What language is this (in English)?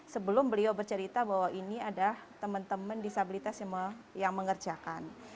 Indonesian